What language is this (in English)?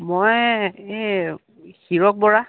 Assamese